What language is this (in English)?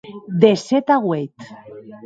Occitan